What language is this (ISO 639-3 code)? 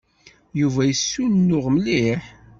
kab